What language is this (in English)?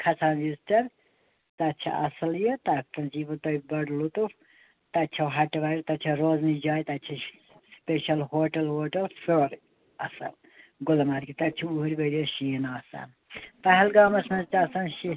Kashmiri